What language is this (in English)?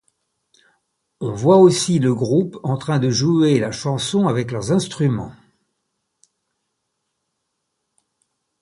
French